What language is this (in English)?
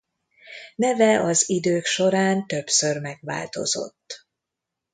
Hungarian